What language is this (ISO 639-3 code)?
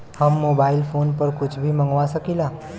bho